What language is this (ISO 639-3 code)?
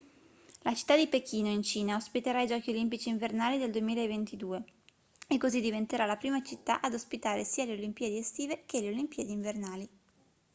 ita